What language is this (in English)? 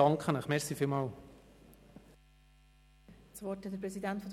Swiss German